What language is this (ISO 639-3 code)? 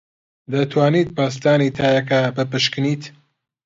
ckb